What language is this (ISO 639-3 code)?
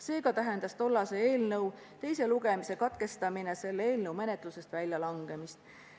est